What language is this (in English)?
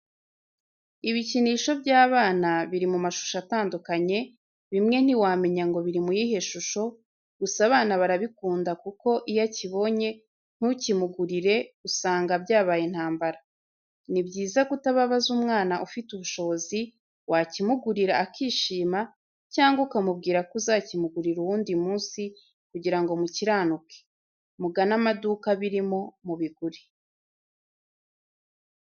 Kinyarwanda